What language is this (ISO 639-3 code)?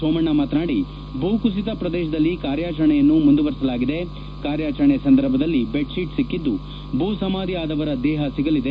kan